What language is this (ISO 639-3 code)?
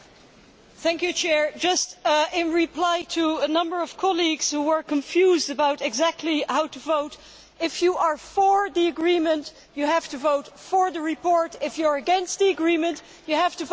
eng